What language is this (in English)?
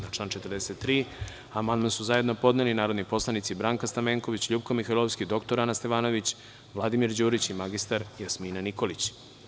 Serbian